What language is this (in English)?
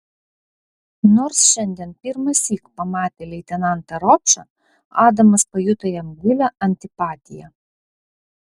Lithuanian